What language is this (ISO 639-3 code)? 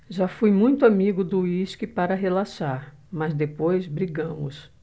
por